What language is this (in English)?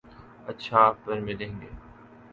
Urdu